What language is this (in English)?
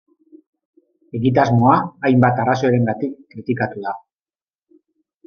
Basque